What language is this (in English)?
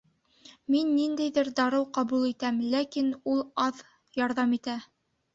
Bashkir